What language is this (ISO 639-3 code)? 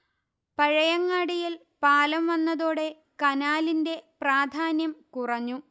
mal